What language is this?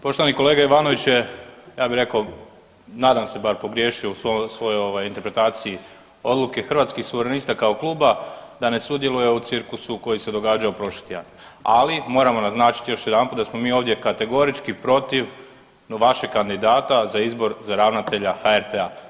Croatian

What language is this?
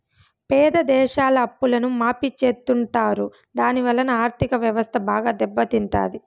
Telugu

